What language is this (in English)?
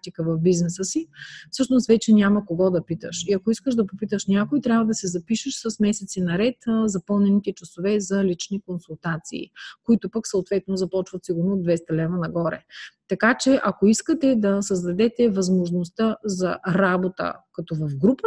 Bulgarian